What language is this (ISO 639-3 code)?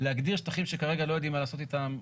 heb